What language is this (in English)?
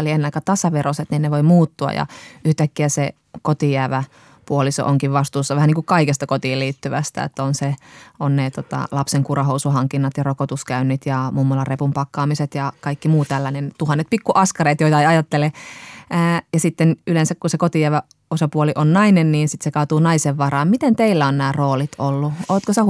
Finnish